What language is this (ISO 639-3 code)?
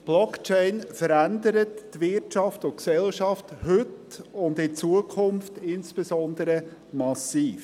gsw